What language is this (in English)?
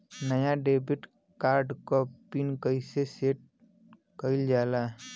Bhojpuri